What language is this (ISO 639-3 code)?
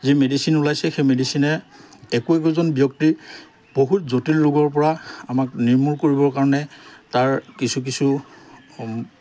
asm